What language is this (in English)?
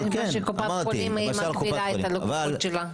Hebrew